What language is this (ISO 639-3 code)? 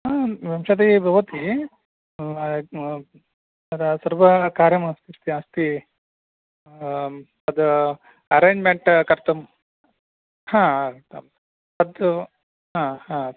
san